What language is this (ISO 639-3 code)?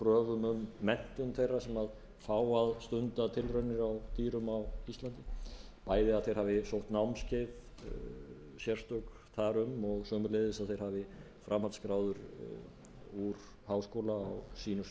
isl